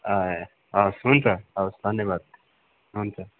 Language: Nepali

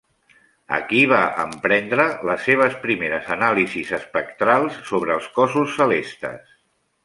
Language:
Catalan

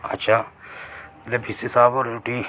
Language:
Dogri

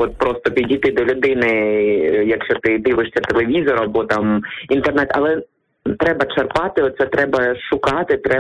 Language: Ukrainian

